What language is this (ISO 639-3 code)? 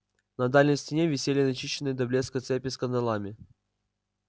rus